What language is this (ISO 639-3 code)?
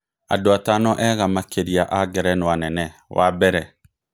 kik